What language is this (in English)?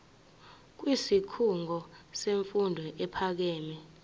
Zulu